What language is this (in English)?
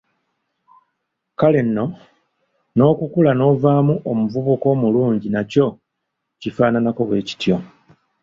Ganda